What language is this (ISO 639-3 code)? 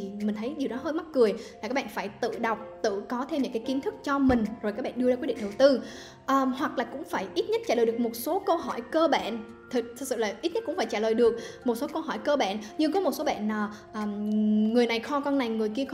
vie